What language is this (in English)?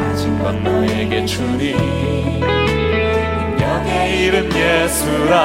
Korean